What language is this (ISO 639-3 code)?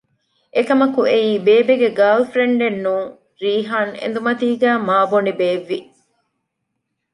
div